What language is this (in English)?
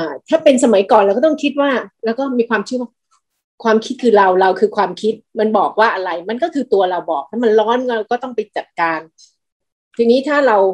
Thai